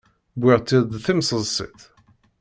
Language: Kabyle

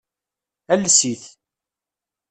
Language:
Kabyle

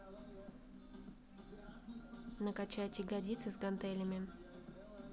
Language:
Russian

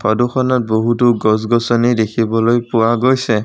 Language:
Assamese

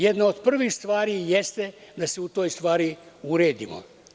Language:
Serbian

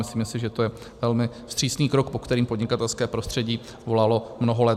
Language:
Czech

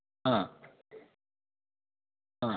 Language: Sanskrit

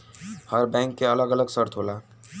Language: Bhojpuri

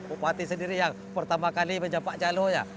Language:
Indonesian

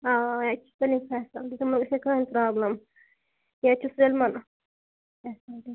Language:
Kashmiri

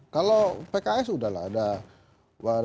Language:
Indonesian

